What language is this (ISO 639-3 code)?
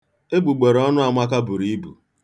ibo